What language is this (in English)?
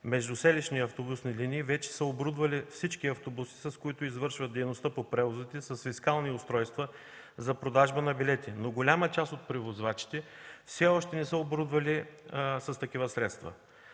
Bulgarian